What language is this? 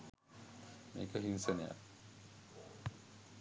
Sinhala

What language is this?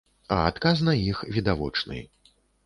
Belarusian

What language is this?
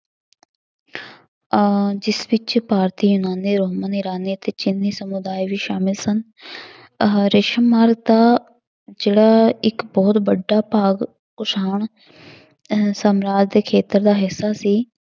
Punjabi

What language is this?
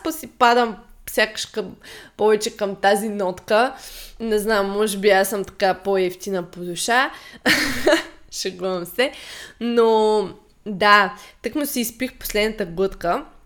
Bulgarian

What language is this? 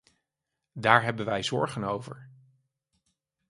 Dutch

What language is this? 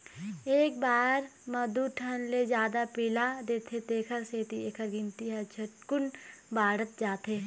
Chhattisgarhi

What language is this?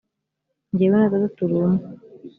Kinyarwanda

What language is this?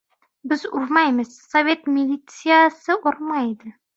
Uzbek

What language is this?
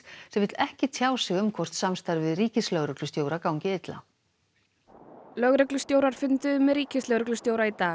Icelandic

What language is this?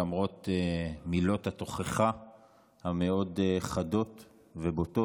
Hebrew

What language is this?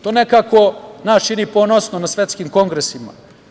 Serbian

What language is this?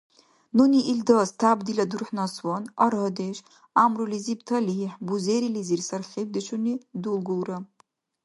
Dargwa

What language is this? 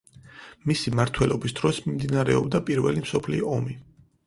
Georgian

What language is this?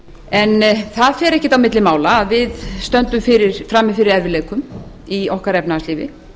Icelandic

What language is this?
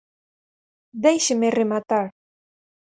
Galician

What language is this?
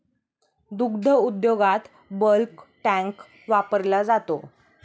Marathi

